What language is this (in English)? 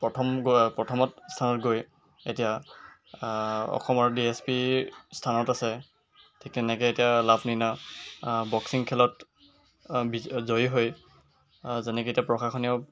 Assamese